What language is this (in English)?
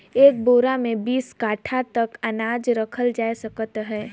Chhattisgarhi